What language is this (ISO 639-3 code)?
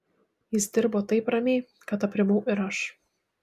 lit